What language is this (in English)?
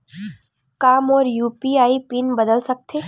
Chhattisgarhi